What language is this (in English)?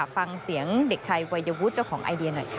Thai